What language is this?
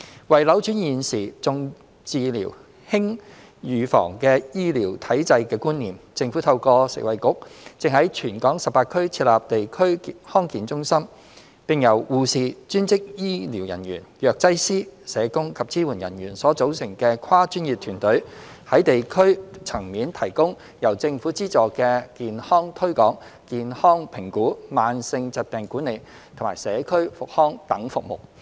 Cantonese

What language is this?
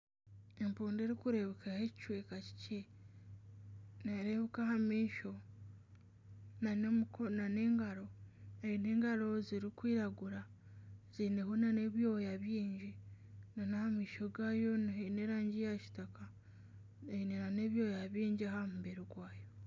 Nyankole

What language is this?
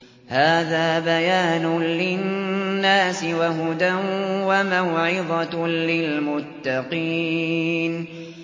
Arabic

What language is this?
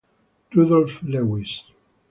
Italian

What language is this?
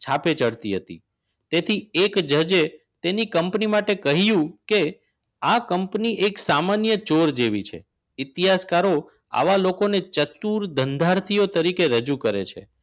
Gujarati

